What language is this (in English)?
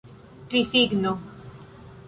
Esperanto